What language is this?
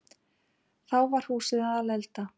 Icelandic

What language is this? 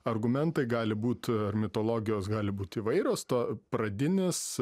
Lithuanian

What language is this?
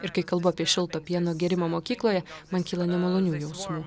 Lithuanian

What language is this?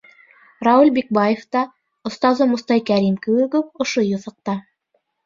Bashkir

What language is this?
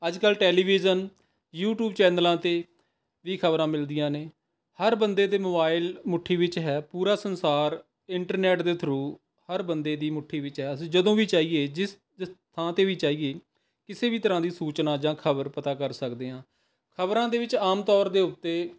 Punjabi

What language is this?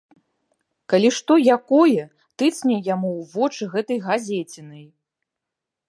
Belarusian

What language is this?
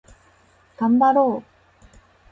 Japanese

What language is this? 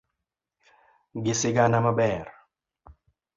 Luo (Kenya and Tanzania)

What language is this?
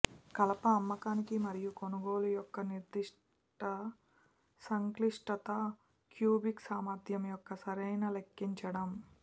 Telugu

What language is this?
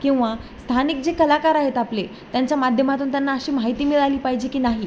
Marathi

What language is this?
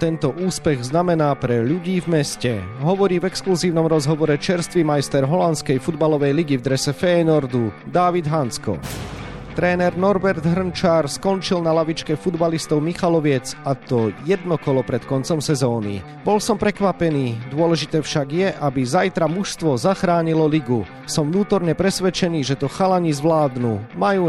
Slovak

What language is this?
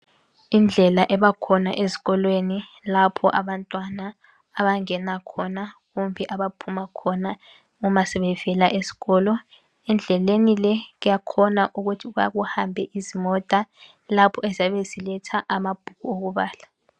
North Ndebele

